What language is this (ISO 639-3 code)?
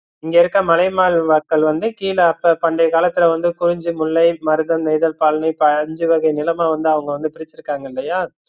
tam